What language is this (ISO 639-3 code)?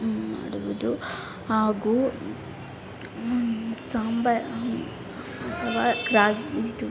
kan